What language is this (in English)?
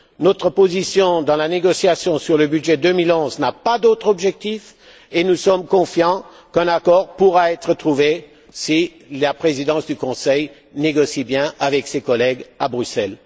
French